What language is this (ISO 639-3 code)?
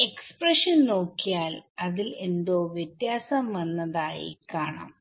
mal